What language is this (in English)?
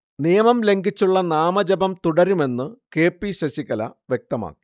Malayalam